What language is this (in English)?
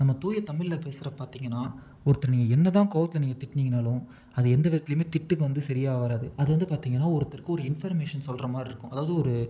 Tamil